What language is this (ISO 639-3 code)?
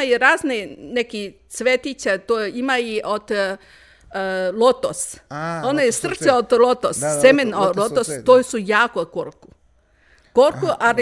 hrv